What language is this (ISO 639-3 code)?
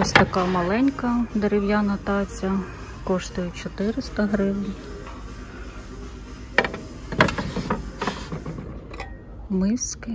ukr